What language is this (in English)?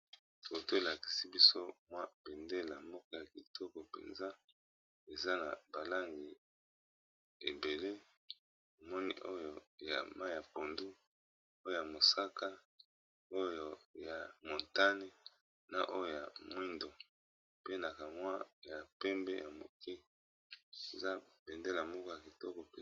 Lingala